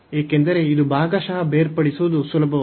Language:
Kannada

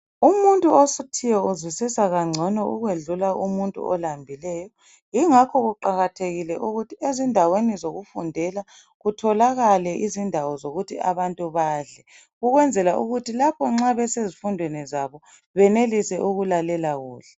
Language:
North Ndebele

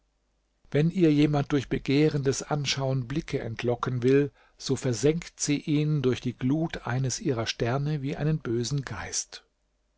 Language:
German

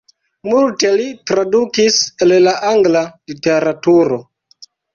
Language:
Esperanto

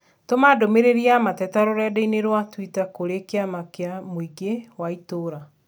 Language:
Kikuyu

